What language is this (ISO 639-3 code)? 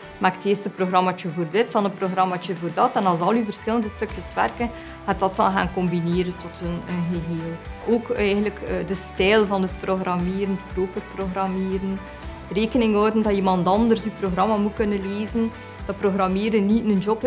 nld